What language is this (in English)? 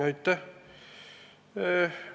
Estonian